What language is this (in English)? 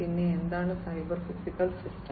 Malayalam